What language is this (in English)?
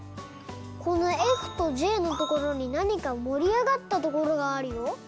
Japanese